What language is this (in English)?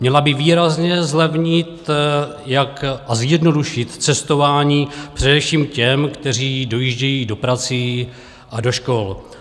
Czech